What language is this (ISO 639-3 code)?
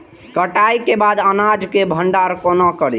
mai